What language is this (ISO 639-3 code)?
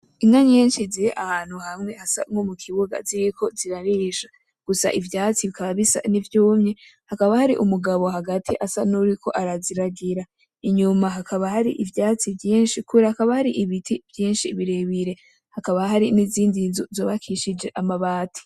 run